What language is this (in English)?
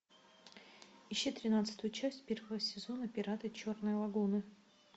Russian